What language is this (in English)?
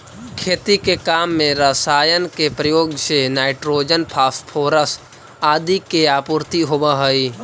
Magahi